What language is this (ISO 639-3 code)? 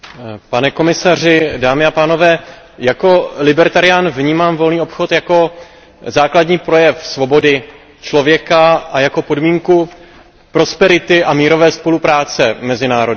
ces